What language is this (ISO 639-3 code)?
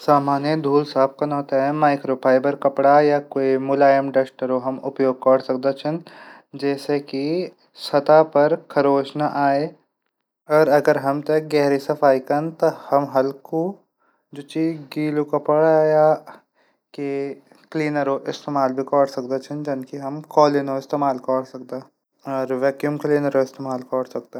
gbm